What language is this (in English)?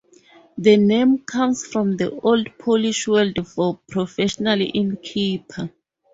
English